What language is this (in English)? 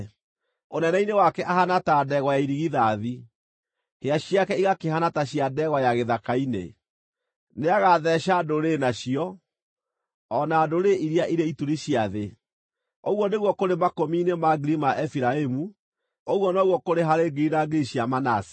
Kikuyu